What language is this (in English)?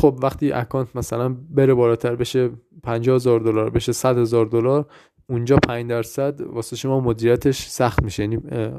Persian